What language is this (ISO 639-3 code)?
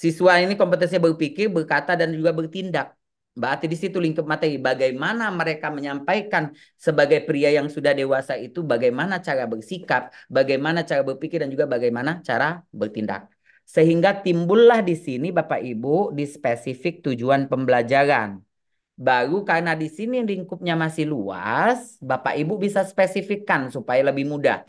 ind